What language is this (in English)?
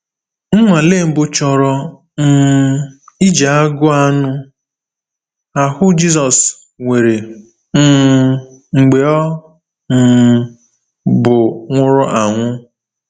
Igbo